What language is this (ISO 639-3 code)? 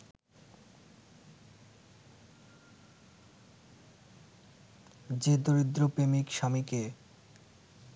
ben